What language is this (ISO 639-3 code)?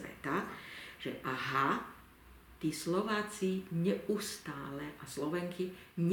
slk